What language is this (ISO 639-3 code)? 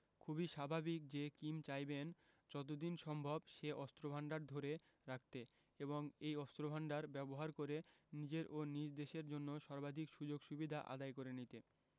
ben